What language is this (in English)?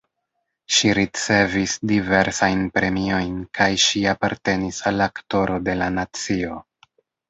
Esperanto